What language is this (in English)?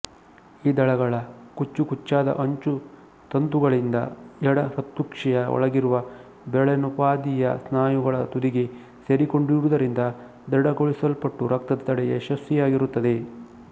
Kannada